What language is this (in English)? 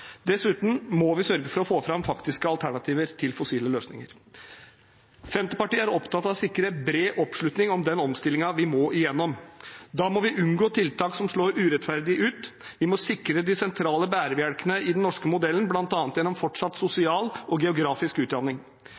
Norwegian Bokmål